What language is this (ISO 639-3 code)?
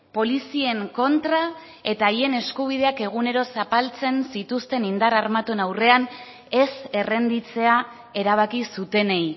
eus